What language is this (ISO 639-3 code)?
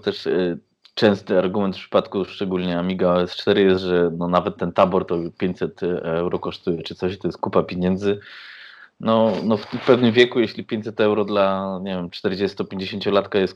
pol